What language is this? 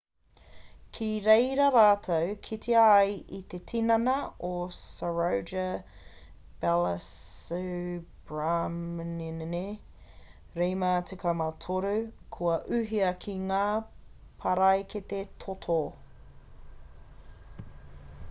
Māori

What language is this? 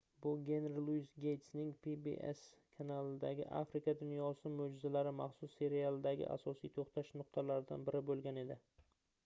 Uzbek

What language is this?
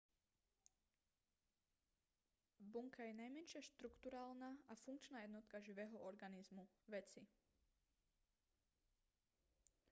Slovak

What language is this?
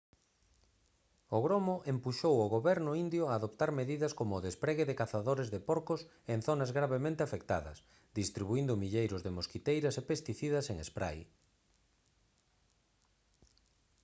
Galician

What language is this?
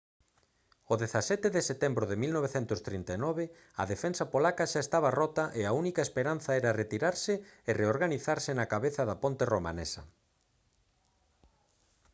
Galician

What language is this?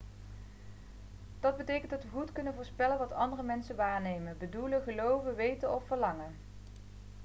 Dutch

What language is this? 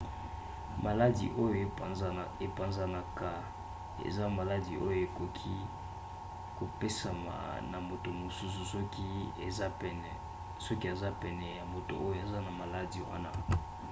Lingala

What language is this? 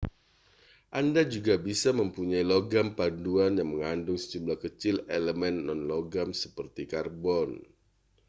Indonesian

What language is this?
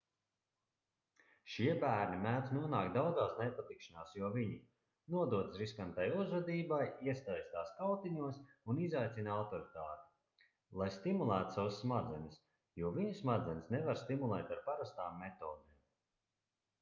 Latvian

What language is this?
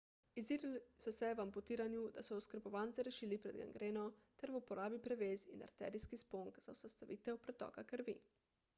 Slovenian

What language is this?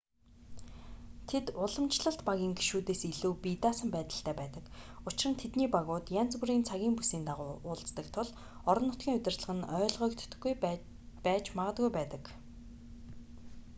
Mongolian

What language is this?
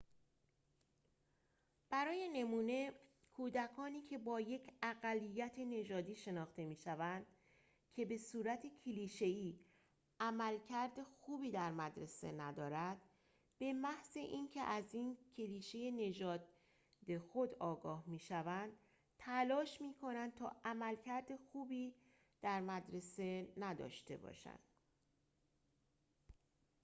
Persian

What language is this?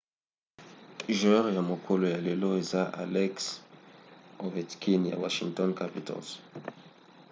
Lingala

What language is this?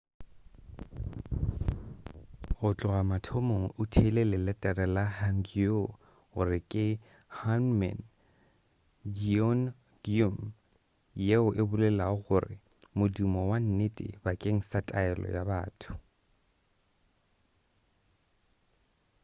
Northern Sotho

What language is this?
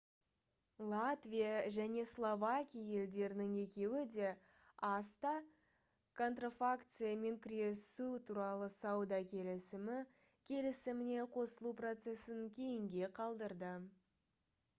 Kazakh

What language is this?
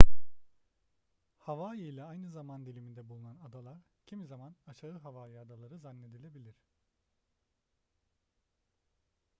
Turkish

